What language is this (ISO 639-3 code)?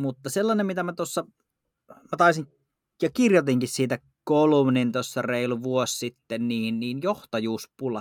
fin